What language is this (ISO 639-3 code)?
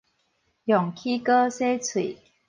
nan